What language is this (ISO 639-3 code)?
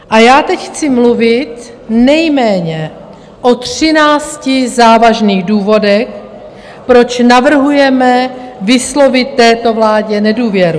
ces